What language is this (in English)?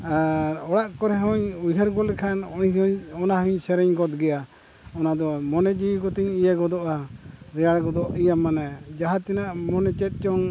Santali